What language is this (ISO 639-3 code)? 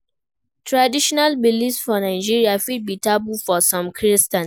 pcm